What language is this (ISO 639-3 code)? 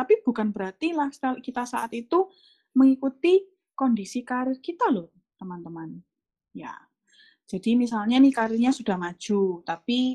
ind